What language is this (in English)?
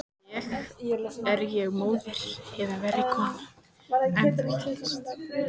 Icelandic